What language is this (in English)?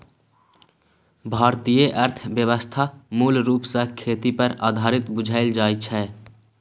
Maithili